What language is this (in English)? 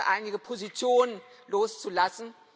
German